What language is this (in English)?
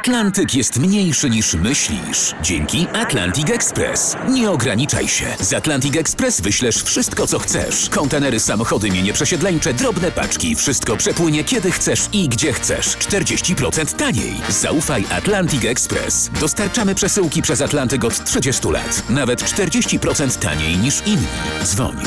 Polish